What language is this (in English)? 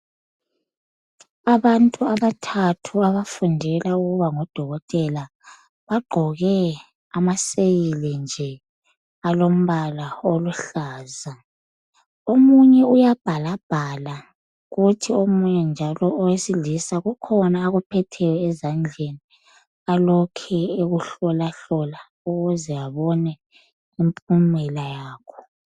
North Ndebele